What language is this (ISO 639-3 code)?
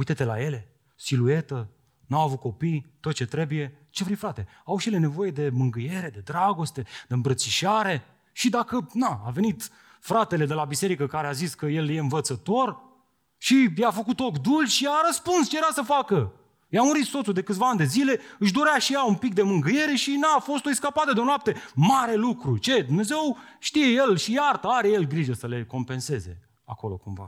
ron